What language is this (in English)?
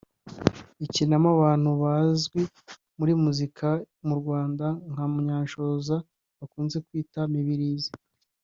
Kinyarwanda